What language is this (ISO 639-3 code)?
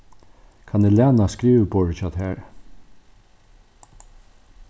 fao